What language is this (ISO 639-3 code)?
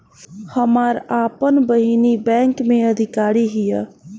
bho